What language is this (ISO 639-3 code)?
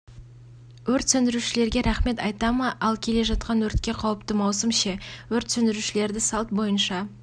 kaz